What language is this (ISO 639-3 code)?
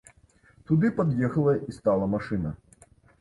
bel